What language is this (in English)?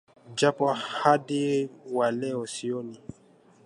Swahili